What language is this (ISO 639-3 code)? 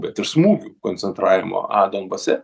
lit